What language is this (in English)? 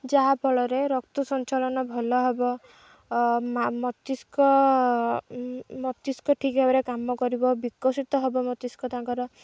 Odia